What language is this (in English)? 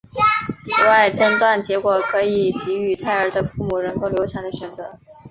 Chinese